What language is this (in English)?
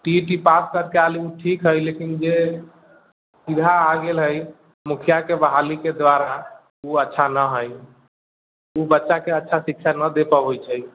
Maithili